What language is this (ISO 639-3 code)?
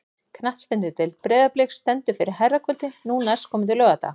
isl